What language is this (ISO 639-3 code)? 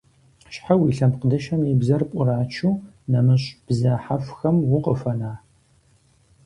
kbd